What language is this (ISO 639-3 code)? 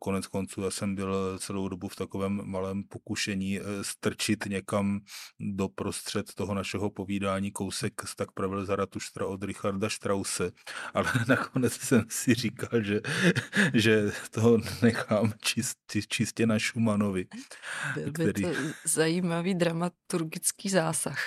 ces